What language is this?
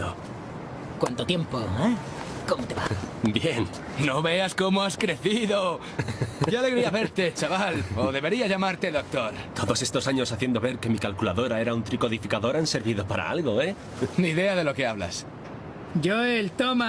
Spanish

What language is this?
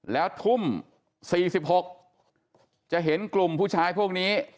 Thai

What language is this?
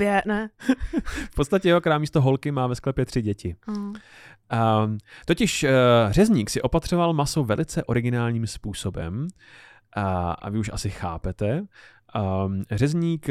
Czech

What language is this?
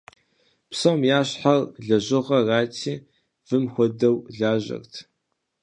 Kabardian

